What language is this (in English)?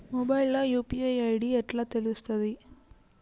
Telugu